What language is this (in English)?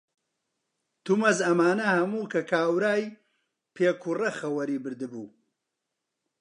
Central Kurdish